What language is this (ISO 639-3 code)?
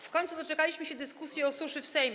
pol